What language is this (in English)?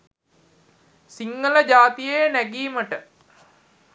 Sinhala